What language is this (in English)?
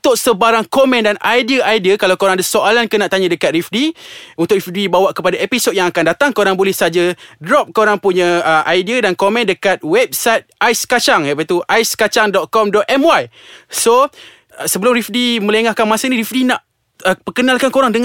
Malay